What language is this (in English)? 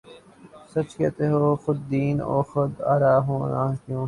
Urdu